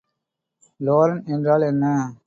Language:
Tamil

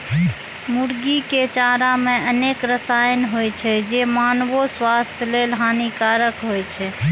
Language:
Maithili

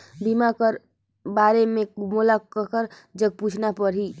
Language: Chhattisgarhi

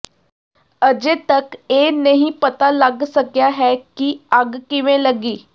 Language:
Punjabi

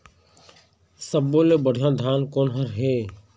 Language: Chhattisgarhi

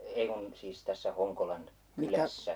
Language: Finnish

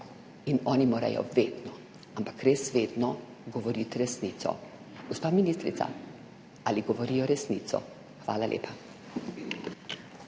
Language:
Slovenian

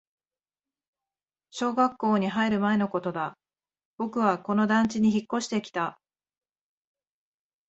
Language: Japanese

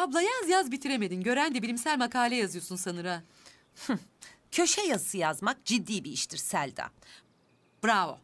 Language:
Turkish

